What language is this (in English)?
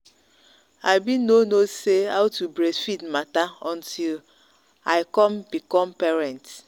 Nigerian Pidgin